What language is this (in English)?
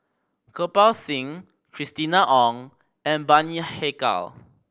English